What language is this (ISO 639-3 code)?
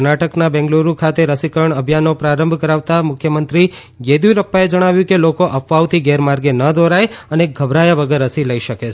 guj